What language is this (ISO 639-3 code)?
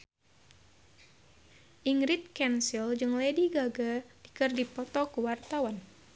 sun